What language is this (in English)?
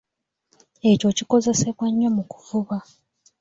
Ganda